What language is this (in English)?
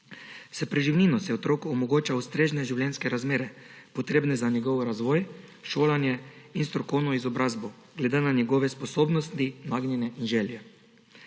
Slovenian